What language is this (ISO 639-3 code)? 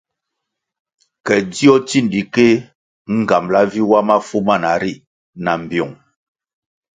nmg